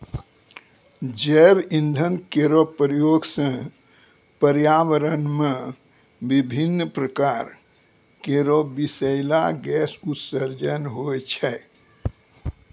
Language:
Maithili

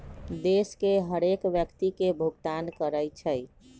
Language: Magahi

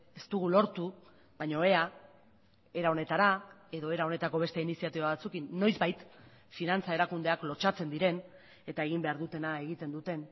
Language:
Basque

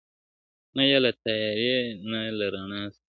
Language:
Pashto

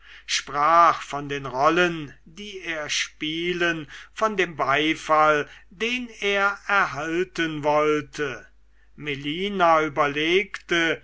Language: German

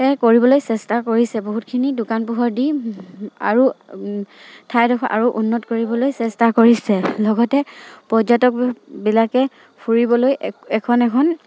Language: Assamese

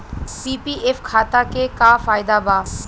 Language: Bhojpuri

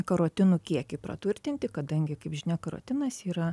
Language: Lithuanian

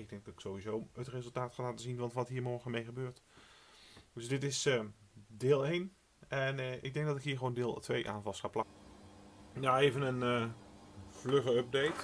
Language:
Dutch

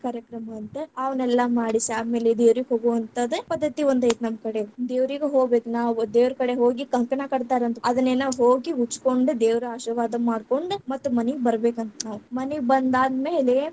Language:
Kannada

